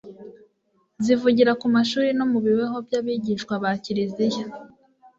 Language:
Kinyarwanda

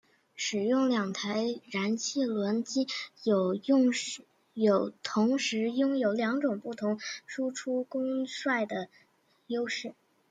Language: Chinese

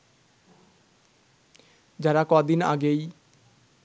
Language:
Bangla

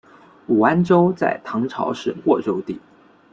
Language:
Chinese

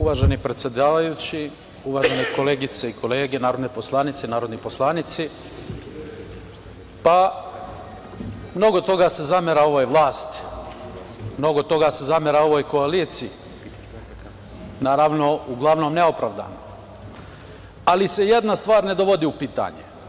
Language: Serbian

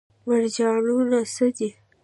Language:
Pashto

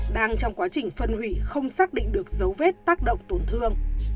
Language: Vietnamese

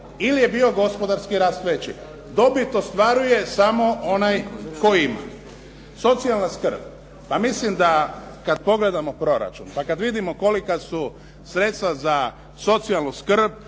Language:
Croatian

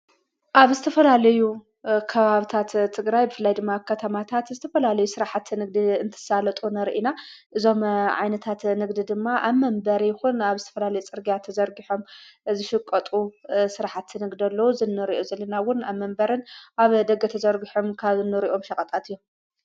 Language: Tigrinya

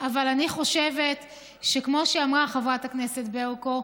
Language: Hebrew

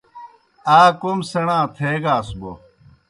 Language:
Kohistani Shina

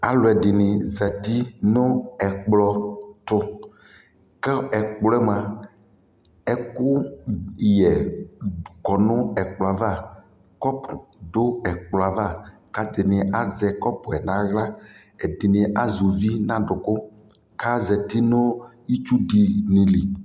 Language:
Ikposo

